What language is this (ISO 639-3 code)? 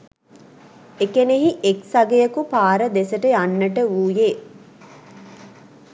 sin